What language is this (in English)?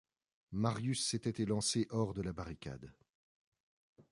French